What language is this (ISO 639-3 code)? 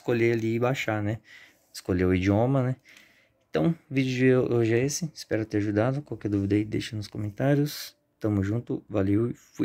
por